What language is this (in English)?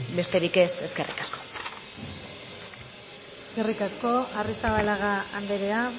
Basque